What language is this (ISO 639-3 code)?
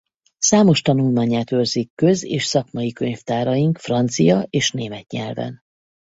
hun